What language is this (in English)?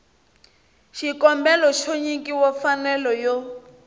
Tsonga